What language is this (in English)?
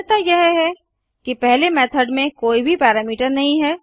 Hindi